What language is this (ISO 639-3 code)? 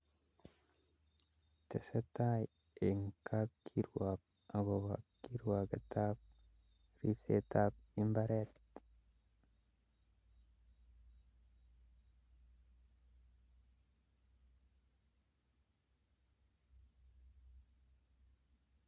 kln